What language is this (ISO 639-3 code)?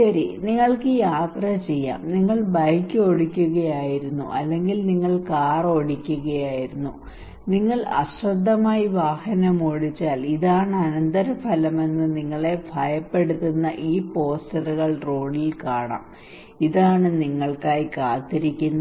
mal